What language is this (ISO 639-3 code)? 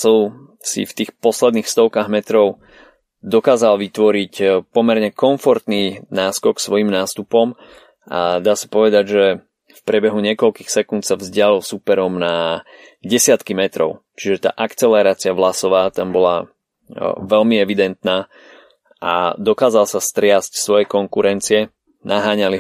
slk